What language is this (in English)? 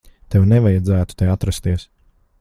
Latvian